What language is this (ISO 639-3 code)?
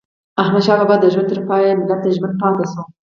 pus